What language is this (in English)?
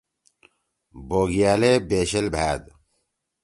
Torwali